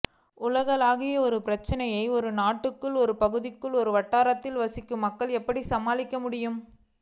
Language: Tamil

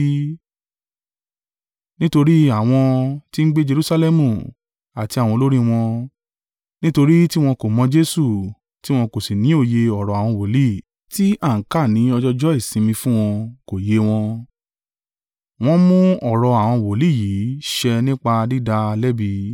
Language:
Yoruba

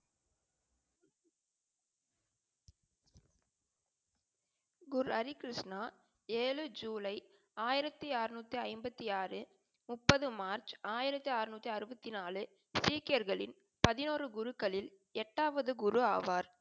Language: Tamil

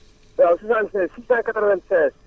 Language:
Wolof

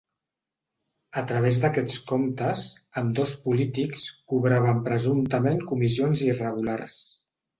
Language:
Catalan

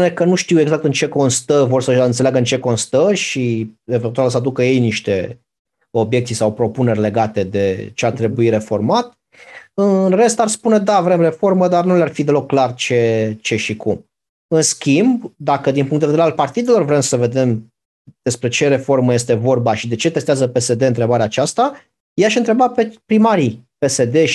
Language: Romanian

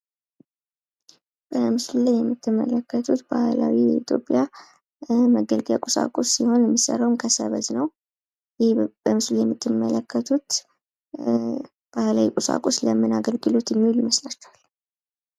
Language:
Amharic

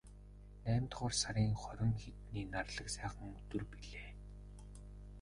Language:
Mongolian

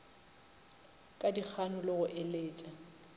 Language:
Northern Sotho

